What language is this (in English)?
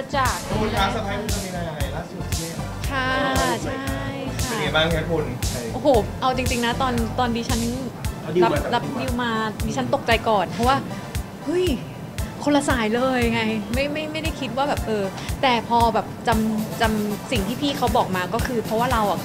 Thai